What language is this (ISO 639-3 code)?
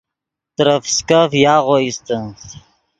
ydg